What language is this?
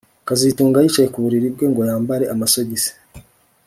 Kinyarwanda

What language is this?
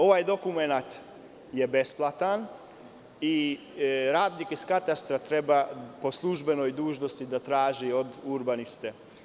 Serbian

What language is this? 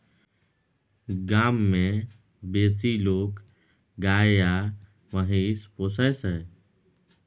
Maithili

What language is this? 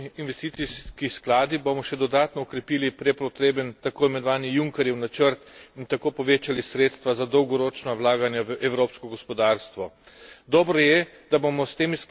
Slovenian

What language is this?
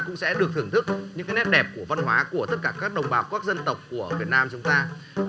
Vietnamese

